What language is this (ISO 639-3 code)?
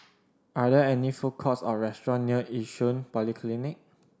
eng